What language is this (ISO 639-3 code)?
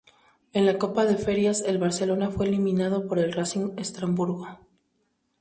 spa